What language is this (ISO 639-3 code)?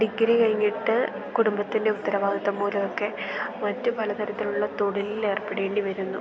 mal